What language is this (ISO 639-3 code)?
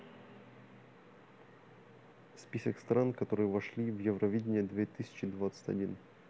rus